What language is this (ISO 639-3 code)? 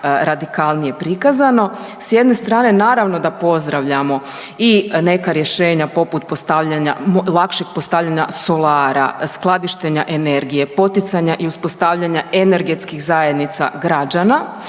hrv